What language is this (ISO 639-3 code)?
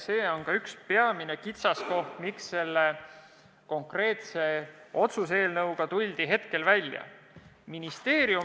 est